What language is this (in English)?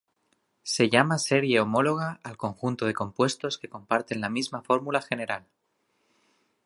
Spanish